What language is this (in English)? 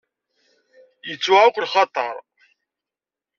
Kabyle